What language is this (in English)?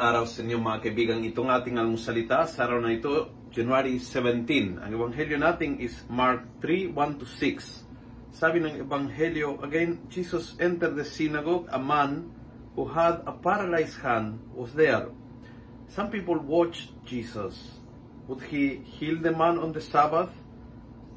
Filipino